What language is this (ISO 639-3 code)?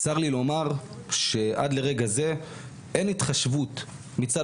heb